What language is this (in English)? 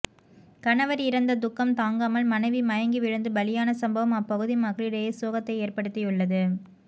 Tamil